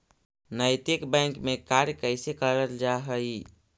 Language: Magahi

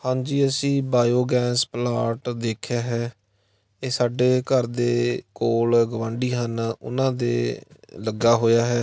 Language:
Punjabi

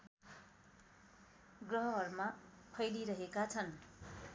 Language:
Nepali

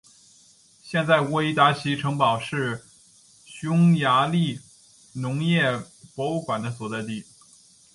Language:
Chinese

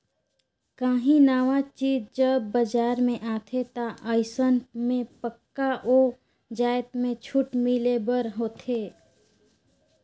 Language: Chhattisgarhi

